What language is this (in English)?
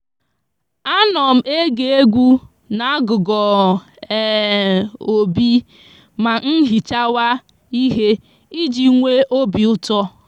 Igbo